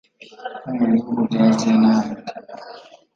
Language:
Kinyarwanda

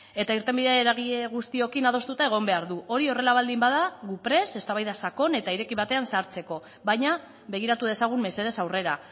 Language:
Basque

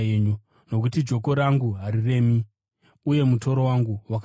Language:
Shona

